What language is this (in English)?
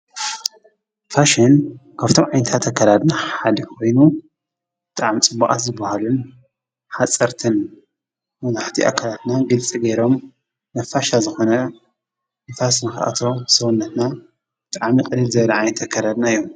Tigrinya